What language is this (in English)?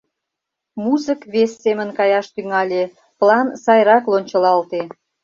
Mari